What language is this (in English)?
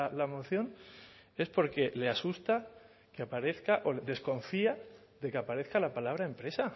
Spanish